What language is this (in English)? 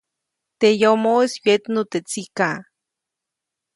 Copainalá Zoque